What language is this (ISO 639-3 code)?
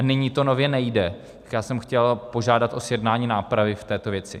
ces